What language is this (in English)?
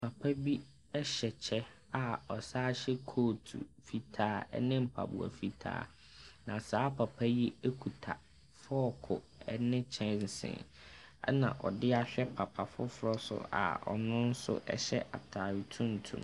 Akan